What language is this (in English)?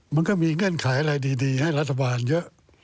Thai